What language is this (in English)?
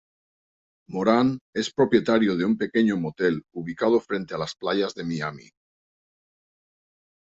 Spanish